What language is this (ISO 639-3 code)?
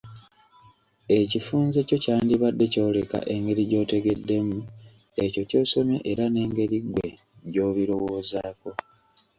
lug